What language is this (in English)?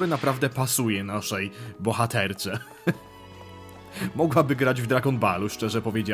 Polish